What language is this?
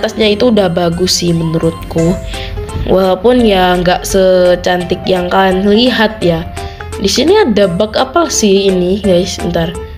Indonesian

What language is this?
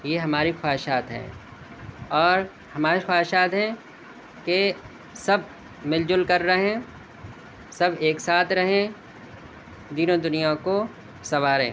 Urdu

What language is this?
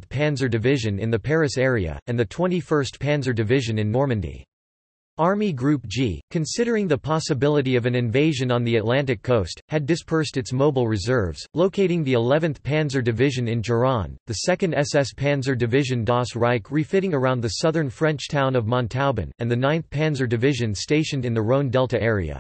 English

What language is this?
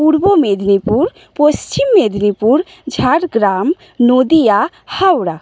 Bangla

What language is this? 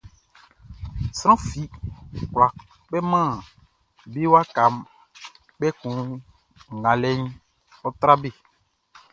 Baoulé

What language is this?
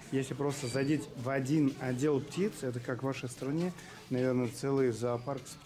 Russian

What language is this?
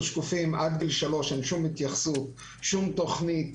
Hebrew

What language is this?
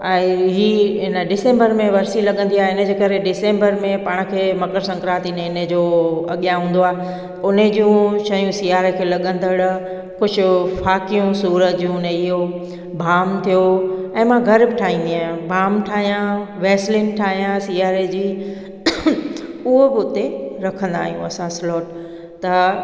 Sindhi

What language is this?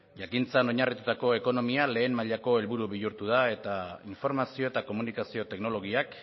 Basque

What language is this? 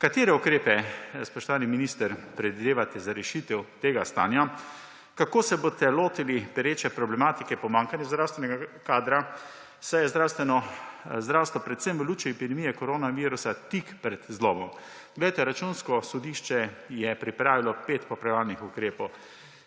Slovenian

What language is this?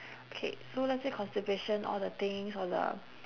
English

